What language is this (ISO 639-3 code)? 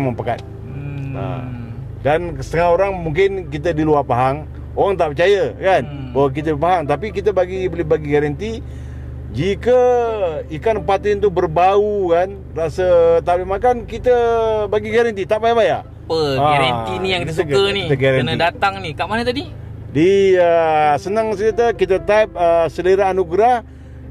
msa